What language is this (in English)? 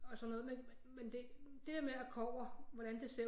Danish